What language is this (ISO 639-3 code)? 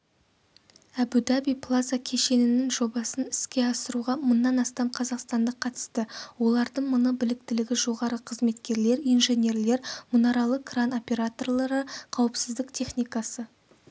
kaz